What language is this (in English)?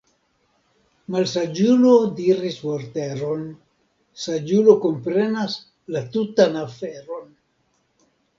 Esperanto